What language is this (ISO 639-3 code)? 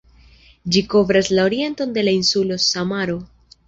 epo